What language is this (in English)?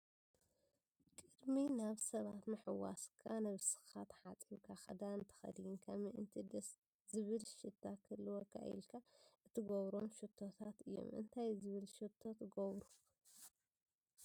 Tigrinya